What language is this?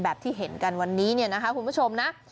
Thai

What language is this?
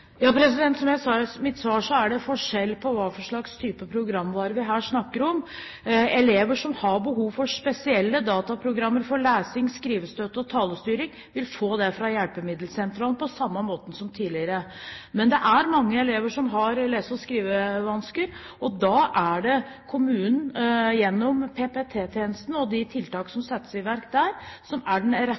Norwegian Bokmål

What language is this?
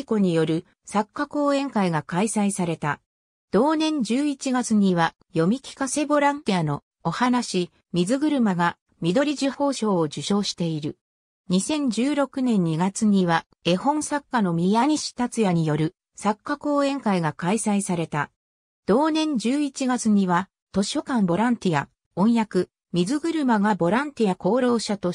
Japanese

